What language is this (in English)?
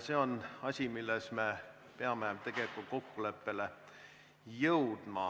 Estonian